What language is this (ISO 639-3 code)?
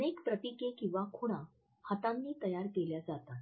mar